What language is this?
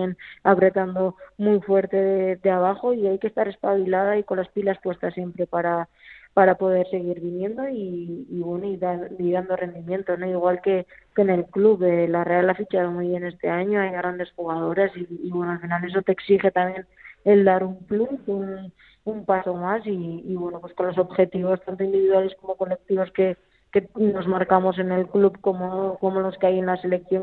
Spanish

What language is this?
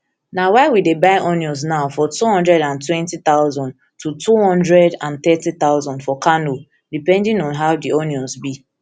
Nigerian Pidgin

